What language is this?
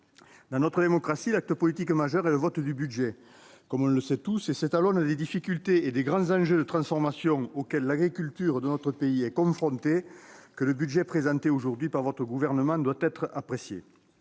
French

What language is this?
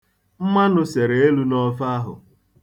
Igbo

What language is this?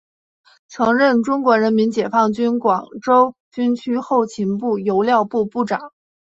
Chinese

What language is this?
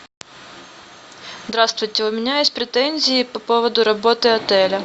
Russian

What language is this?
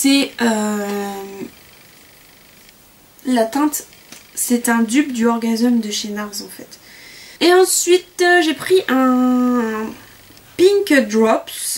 French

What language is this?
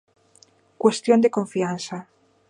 Galician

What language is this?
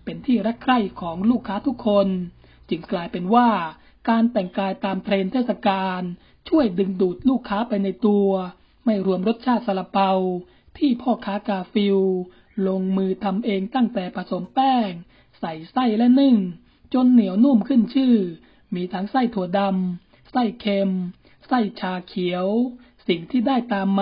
Thai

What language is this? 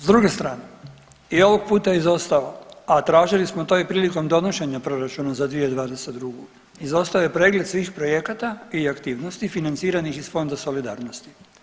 Croatian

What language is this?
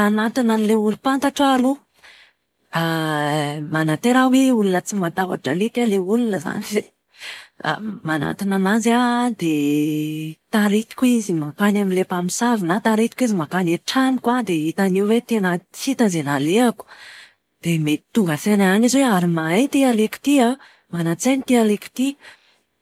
Malagasy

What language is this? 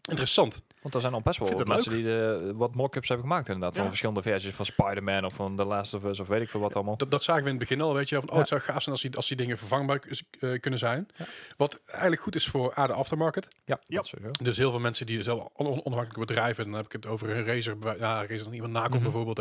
Dutch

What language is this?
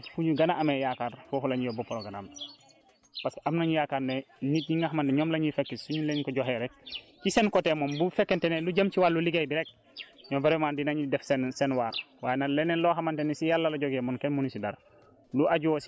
Wolof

